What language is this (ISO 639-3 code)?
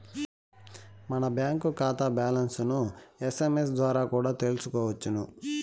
tel